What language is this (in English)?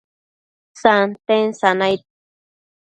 Matsés